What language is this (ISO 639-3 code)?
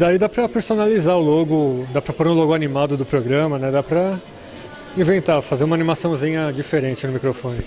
por